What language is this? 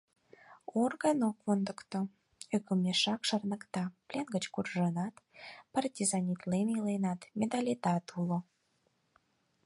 Mari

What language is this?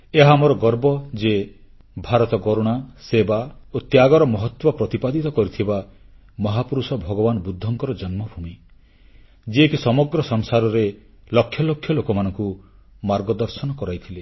Odia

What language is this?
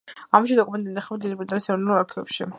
Georgian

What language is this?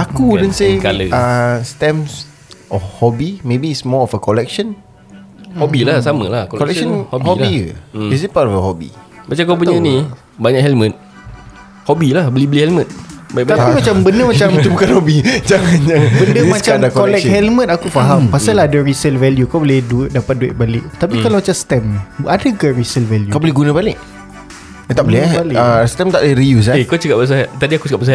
Malay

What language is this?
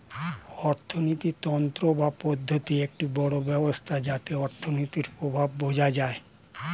Bangla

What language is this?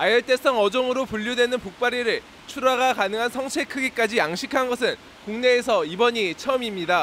Korean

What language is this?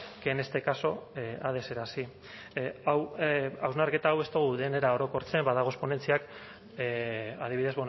Basque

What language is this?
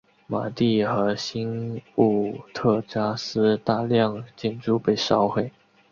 Chinese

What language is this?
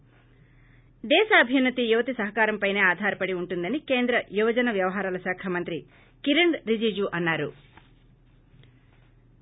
Telugu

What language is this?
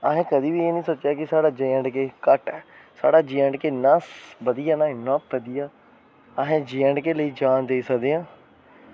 Dogri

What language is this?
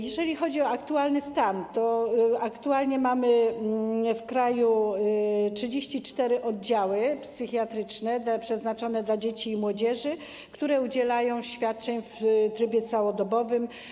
Polish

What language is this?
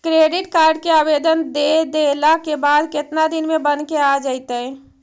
Magahi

